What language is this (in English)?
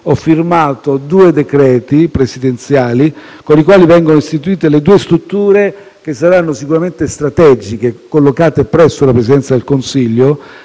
Italian